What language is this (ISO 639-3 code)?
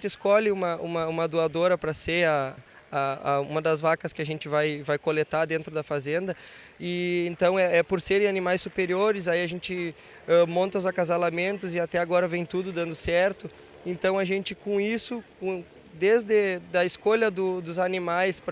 por